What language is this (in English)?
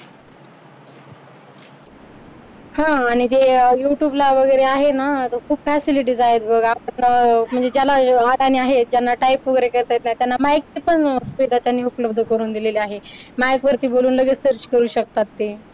Marathi